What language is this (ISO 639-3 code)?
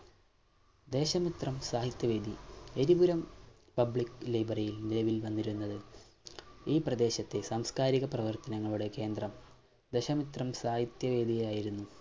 mal